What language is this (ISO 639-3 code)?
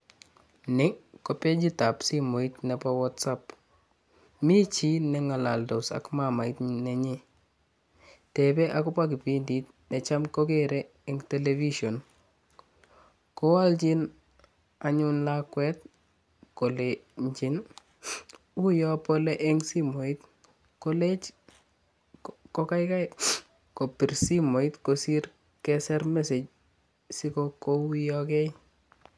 kln